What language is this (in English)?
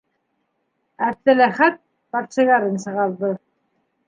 Bashkir